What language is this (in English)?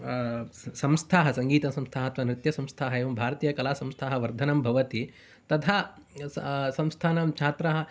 Sanskrit